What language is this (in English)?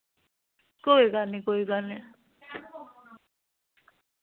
Dogri